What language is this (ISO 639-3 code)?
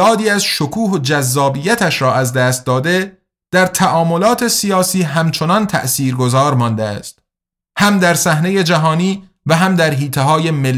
fas